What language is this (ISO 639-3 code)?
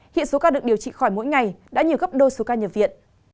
vie